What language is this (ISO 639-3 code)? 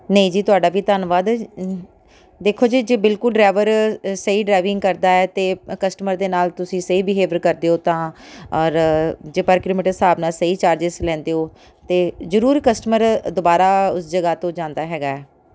pan